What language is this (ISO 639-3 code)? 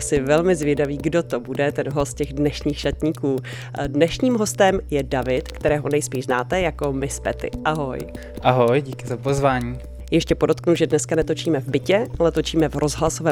ces